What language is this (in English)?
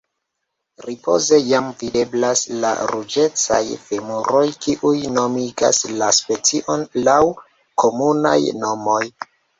Esperanto